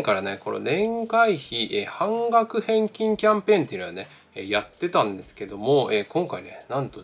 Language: Japanese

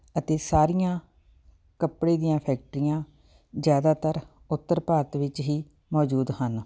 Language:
Punjabi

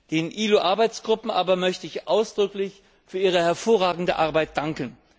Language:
German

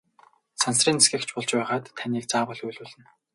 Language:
Mongolian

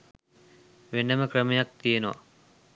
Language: Sinhala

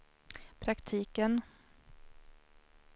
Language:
Swedish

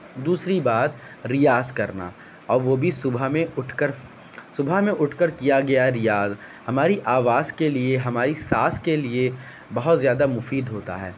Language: Urdu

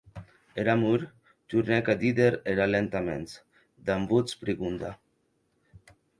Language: Occitan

